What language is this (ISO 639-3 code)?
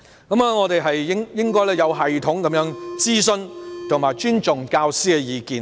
yue